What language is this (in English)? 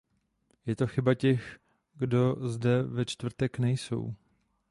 Czech